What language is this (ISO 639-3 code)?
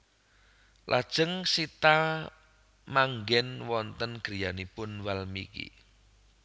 jav